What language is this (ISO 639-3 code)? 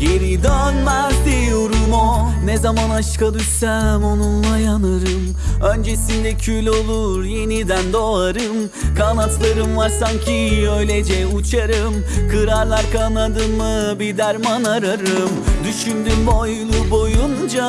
tur